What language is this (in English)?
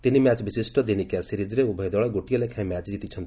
Odia